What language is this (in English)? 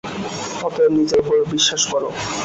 Bangla